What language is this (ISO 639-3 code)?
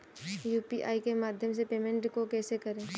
hin